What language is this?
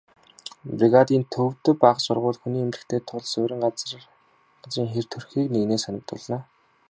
Mongolian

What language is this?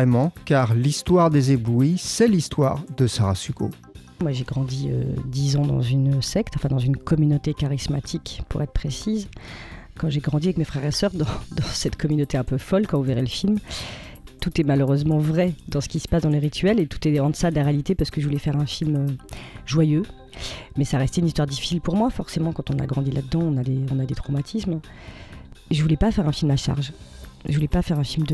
French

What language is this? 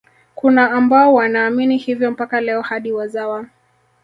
Swahili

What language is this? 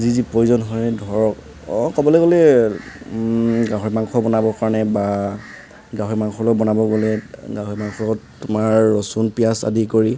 Assamese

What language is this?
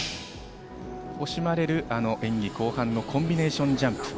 Japanese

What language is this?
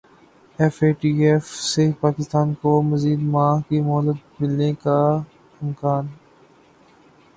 Urdu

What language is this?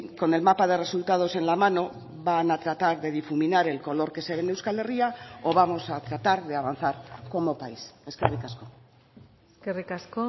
Spanish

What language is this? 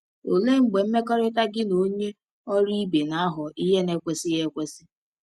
Igbo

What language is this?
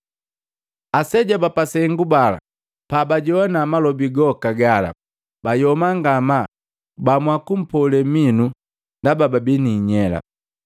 Matengo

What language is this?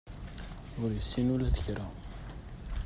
Kabyle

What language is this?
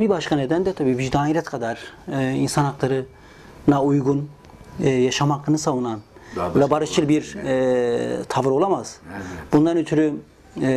Turkish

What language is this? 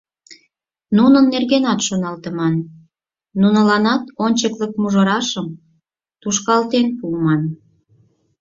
Mari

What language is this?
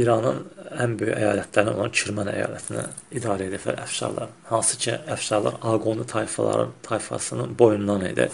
Turkish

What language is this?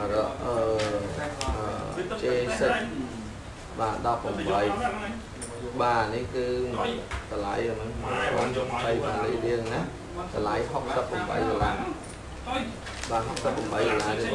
Vietnamese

